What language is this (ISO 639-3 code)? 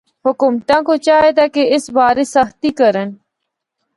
hno